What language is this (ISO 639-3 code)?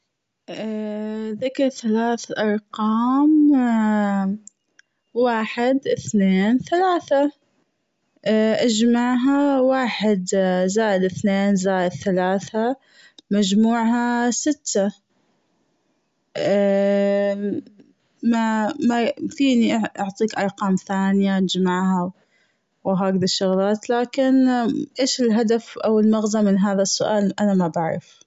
afb